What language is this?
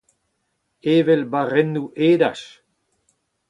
Breton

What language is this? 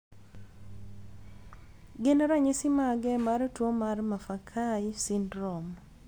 Luo (Kenya and Tanzania)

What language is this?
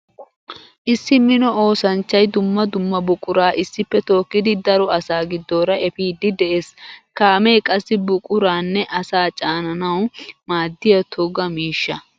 Wolaytta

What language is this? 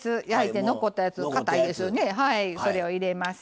Japanese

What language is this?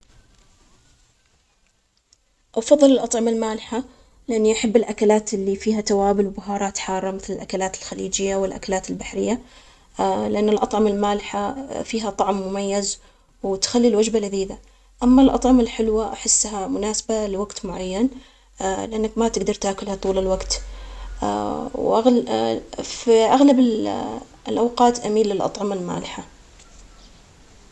Omani Arabic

